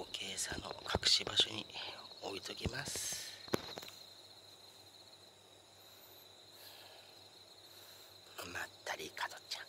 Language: Japanese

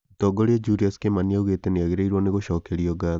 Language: Kikuyu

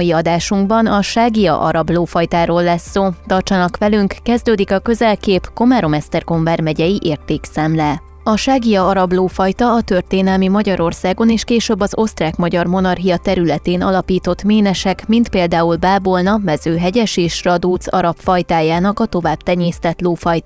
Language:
Hungarian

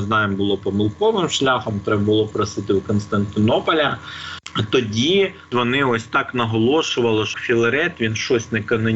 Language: Ukrainian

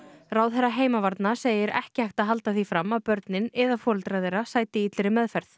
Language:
Icelandic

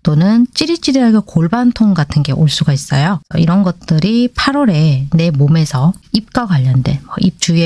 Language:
Korean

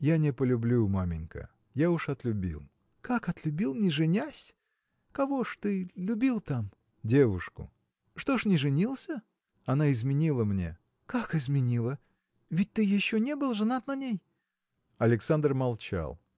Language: Russian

